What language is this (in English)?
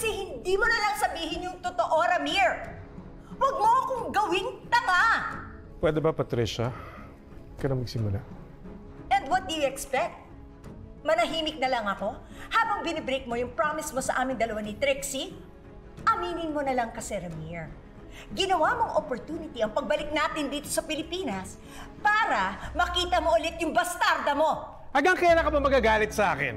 Filipino